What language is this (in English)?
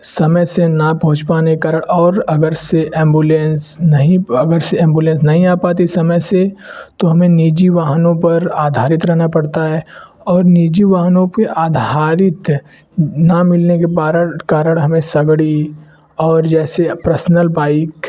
Hindi